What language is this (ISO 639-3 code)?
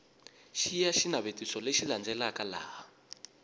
tso